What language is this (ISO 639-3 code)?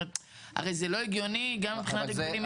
heb